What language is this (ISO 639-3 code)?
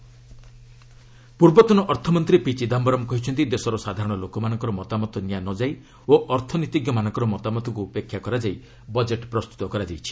ori